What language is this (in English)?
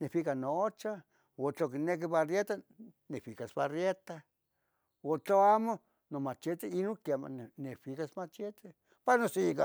Tetelcingo Nahuatl